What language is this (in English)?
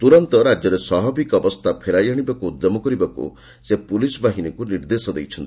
Odia